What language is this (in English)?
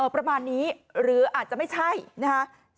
Thai